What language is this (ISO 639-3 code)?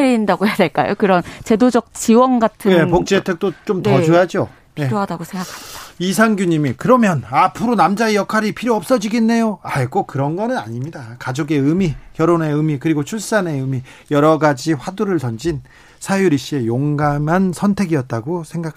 kor